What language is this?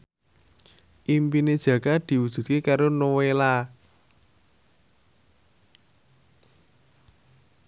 Javanese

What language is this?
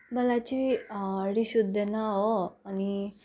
Nepali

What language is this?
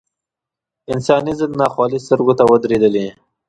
Pashto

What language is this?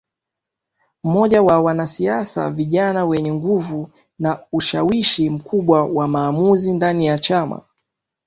Swahili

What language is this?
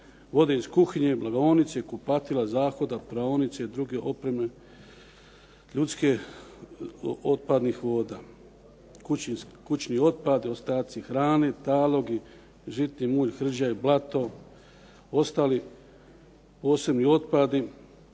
Croatian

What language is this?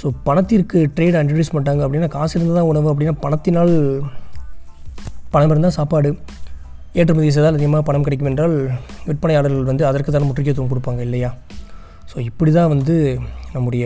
Tamil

